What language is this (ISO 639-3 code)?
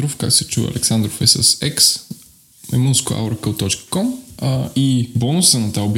bul